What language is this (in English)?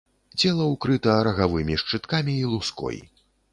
Belarusian